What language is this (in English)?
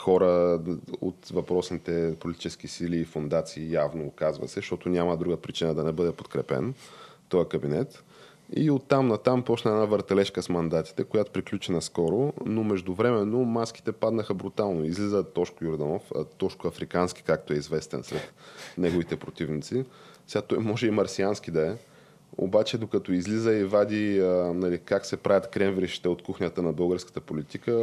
Bulgarian